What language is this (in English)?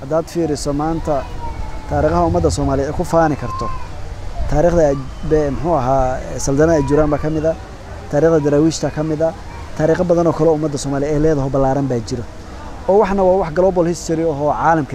Arabic